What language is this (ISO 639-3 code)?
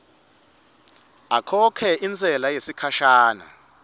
ssw